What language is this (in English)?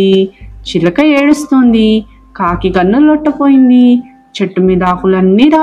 Telugu